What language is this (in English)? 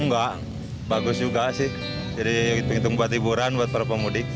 Indonesian